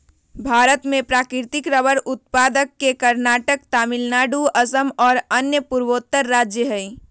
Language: Magahi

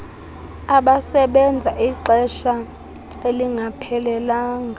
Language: Xhosa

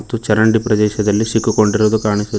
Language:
Kannada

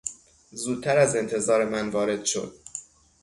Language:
Persian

